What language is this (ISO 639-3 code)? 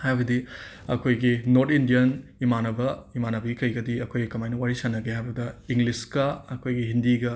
mni